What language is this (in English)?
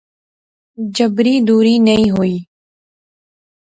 Pahari-Potwari